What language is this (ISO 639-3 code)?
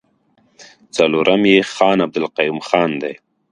pus